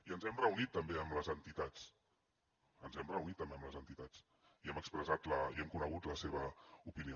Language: Catalan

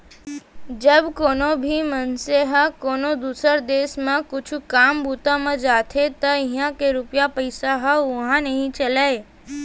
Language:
Chhattisgarhi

